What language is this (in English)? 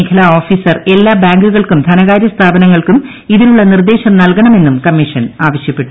Malayalam